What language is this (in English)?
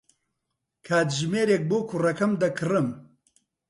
Central Kurdish